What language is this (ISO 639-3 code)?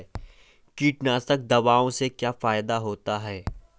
hin